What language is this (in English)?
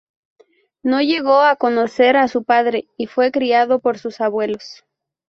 Spanish